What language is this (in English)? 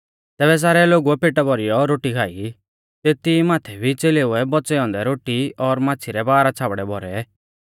Mahasu Pahari